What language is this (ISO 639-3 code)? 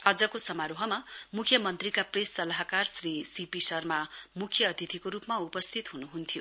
nep